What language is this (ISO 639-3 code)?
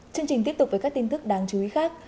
vie